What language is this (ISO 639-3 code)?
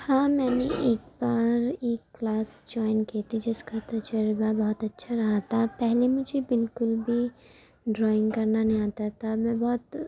urd